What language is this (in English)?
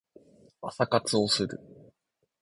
Japanese